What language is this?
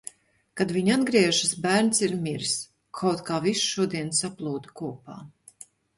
Latvian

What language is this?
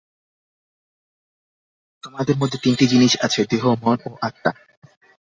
Bangla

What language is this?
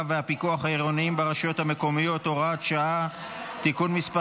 Hebrew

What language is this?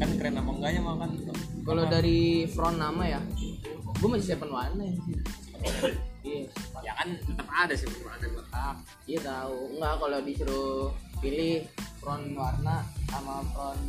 Indonesian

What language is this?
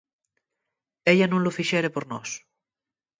Asturian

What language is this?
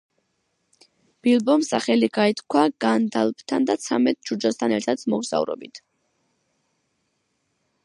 Georgian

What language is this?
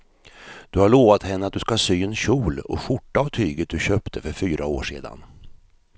Swedish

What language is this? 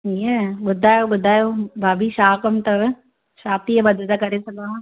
Sindhi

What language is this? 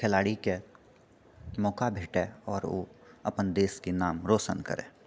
Maithili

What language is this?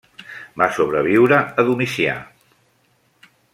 Catalan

